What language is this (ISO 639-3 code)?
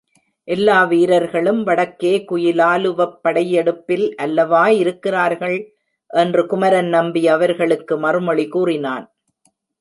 tam